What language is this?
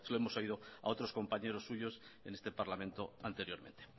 Spanish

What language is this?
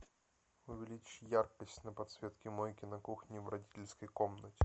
Russian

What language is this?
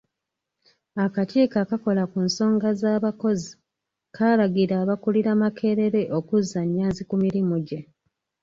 Ganda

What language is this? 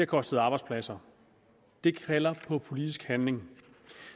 Danish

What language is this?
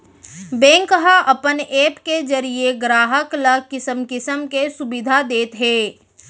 Chhattisgarhi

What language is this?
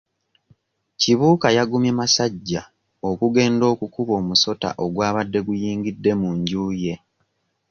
Ganda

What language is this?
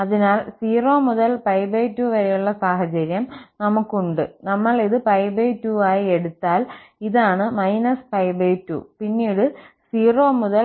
Malayalam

